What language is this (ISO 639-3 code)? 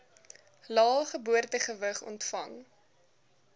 afr